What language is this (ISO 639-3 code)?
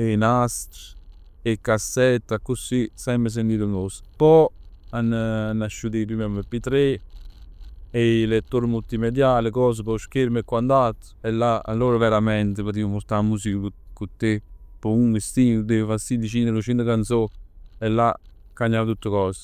nap